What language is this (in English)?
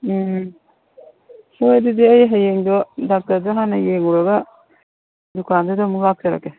Manipuri